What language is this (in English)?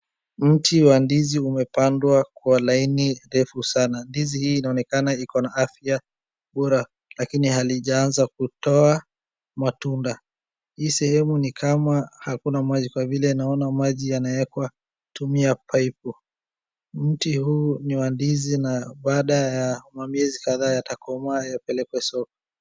Swahili